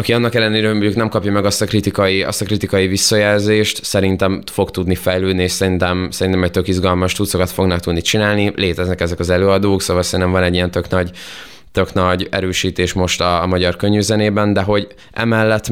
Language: Hungarian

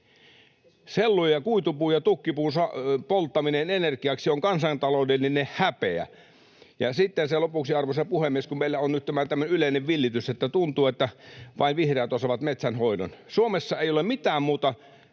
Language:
Finnish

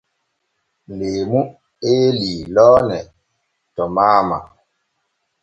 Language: Borgu Fulfulde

